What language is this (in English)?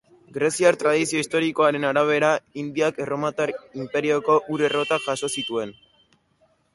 Basque